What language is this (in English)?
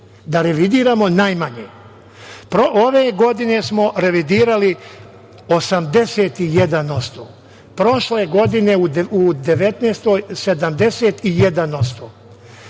Serbian